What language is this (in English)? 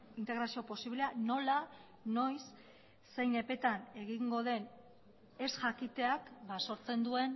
Basque